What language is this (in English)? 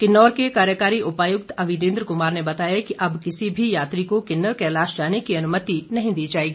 Hindi